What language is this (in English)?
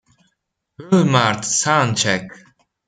Italian